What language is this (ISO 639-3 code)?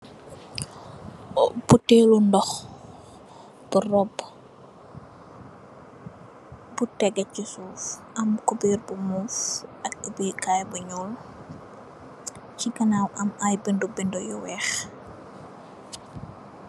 wol